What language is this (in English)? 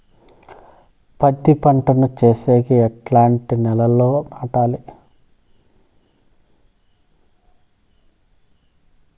Telugu